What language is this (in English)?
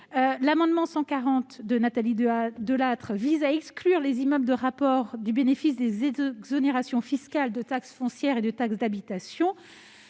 French